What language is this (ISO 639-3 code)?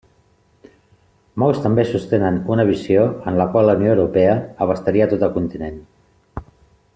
cat